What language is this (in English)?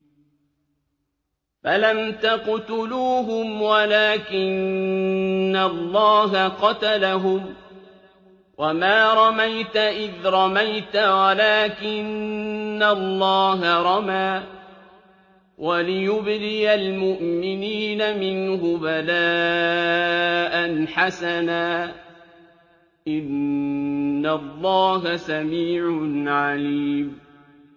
Arabic